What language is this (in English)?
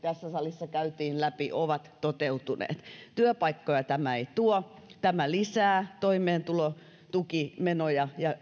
Finnish